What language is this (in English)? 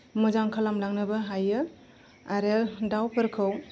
Bodo